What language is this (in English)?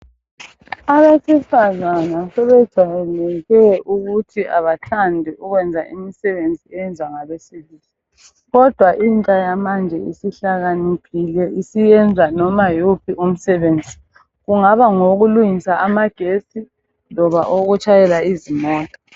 North Ndebele